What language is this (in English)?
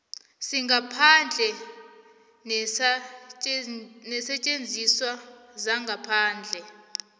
South Ndebele